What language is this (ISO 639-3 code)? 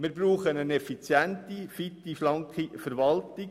gsw